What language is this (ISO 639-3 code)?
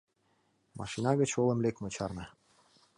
chm